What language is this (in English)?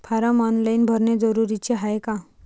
Marathi